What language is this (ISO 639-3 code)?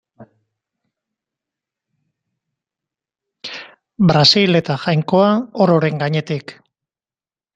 eus